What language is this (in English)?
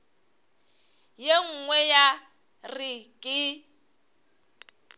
Northern Sotho